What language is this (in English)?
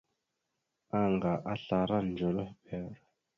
Mada (Cameroon)